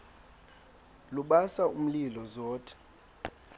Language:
Xhosa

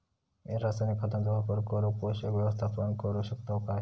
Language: Marathi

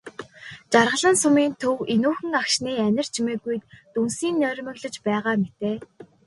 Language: Mongolian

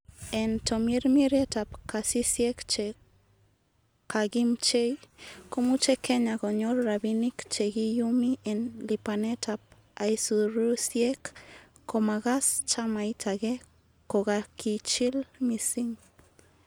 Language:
Kalenjin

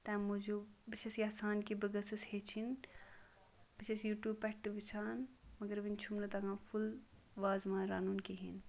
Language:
Kashmiri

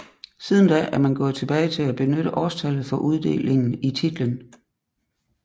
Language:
Danish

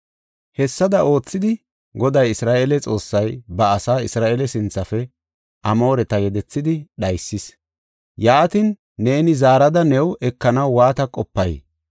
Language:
Gofa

